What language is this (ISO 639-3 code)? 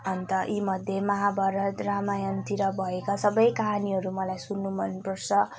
nep